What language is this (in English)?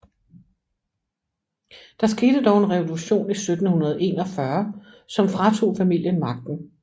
Danish